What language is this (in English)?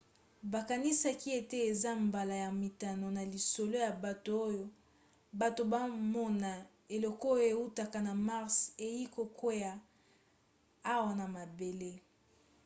Lingala